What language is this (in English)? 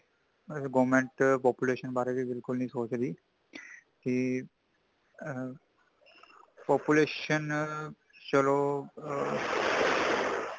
Punjabi